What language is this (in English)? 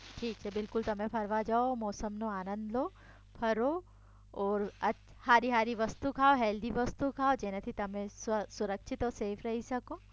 Gujarati